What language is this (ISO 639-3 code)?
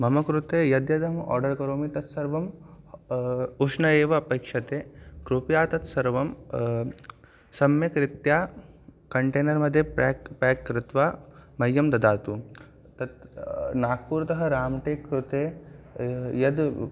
san